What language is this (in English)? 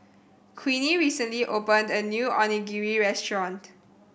English